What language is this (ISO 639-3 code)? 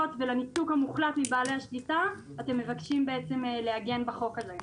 heb